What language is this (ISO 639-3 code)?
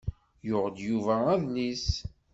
kab